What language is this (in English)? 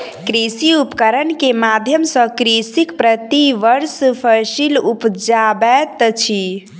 Maithili